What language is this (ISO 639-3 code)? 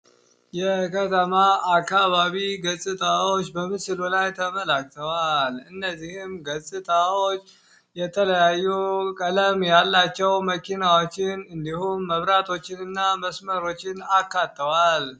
amh